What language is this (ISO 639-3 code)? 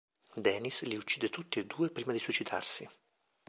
ita